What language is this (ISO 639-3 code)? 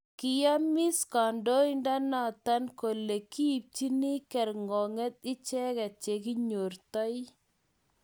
kln